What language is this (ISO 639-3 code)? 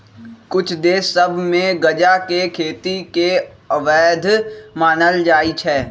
mag